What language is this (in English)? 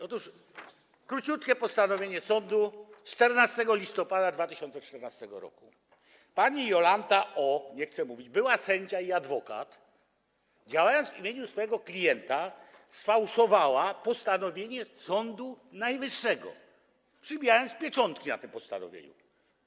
Polish